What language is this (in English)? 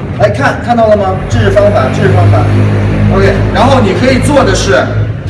Chinese